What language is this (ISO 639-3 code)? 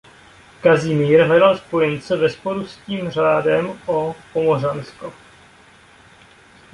ces